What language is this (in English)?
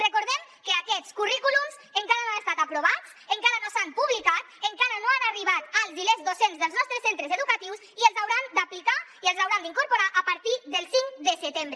Catalan